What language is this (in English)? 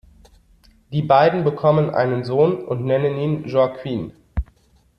German